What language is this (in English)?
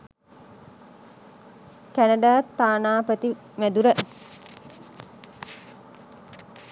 Sinhala